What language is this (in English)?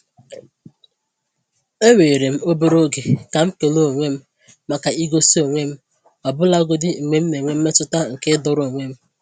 Igbo